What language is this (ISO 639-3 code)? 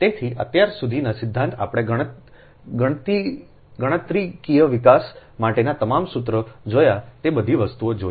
guj